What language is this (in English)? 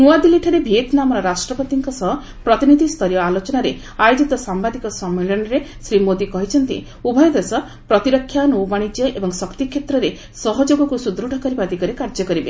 Odia